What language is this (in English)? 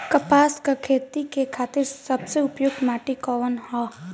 Bhojpuri